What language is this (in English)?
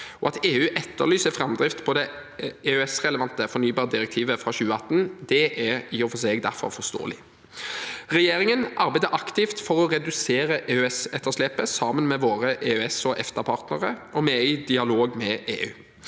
Norwegian